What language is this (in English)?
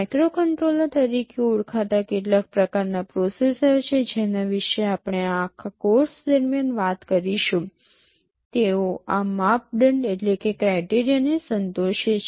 Gujarati